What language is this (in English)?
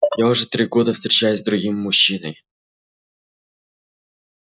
Russian